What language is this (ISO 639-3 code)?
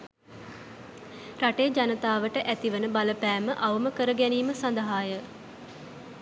sin